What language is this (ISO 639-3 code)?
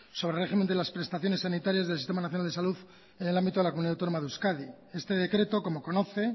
spa